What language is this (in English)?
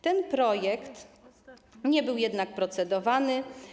Polish